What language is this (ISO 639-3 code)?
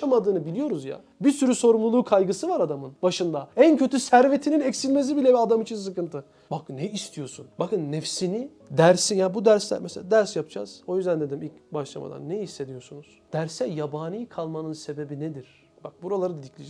tur